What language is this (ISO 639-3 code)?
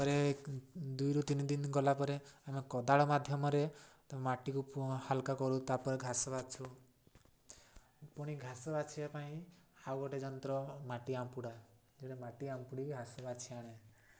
ori